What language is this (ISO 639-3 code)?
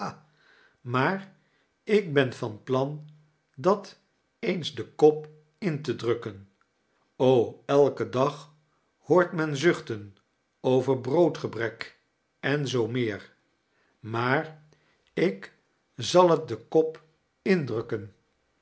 nld